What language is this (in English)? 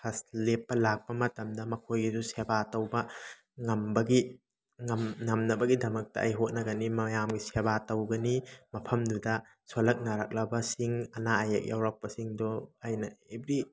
Manipuri